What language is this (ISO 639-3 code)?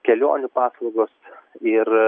lit